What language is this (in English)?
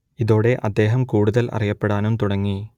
Malayalam